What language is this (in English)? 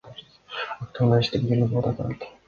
Kyrgyz